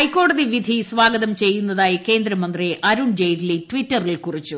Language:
Malayalam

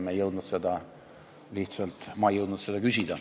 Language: Estonian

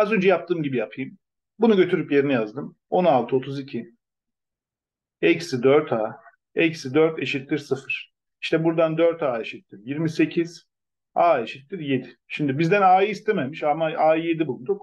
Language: Turkish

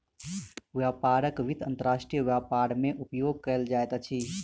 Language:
Maithili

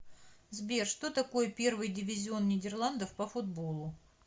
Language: Russian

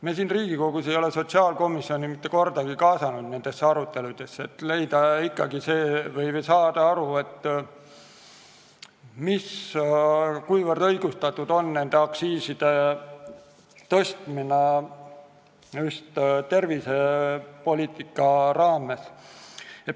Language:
Estonian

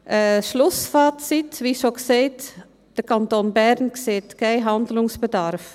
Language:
Swiss German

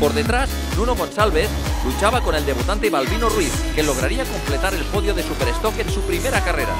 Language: Spanish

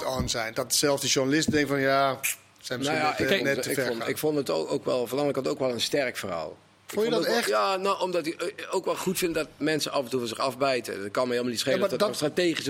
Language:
Dutch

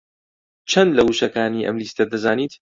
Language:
Central Kurdish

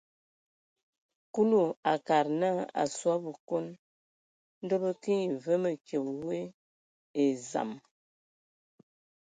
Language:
Ewondo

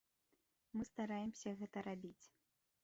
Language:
Belarusian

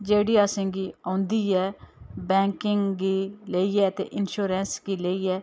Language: Dogri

